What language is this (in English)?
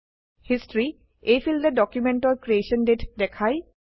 Assamese